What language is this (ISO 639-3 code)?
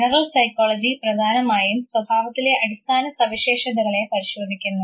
mal